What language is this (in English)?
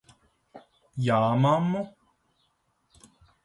Latvian